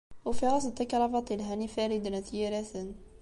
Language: Kabyle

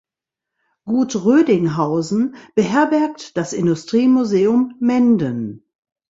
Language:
German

